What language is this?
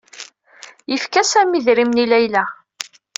Kabyle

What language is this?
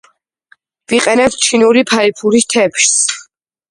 Georgian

